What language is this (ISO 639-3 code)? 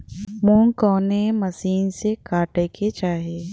bho